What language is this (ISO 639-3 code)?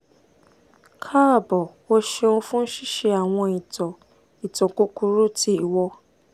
yor